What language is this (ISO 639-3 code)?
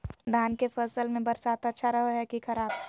mag